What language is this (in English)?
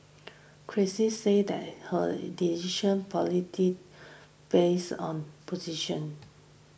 English